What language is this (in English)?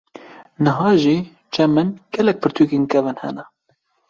Kurdish